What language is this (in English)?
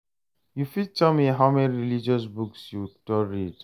Nigerian Pidgin